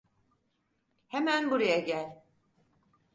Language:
Turkish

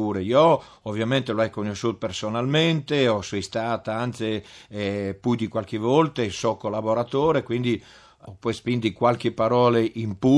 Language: Italian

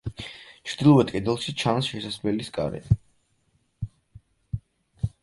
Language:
Georgian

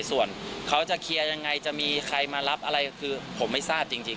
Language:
Thai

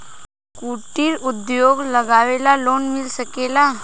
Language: Bhojpuri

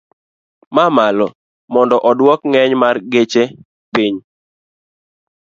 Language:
Luo (Kenya and Tanzania)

